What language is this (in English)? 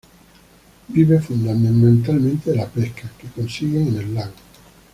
Spanish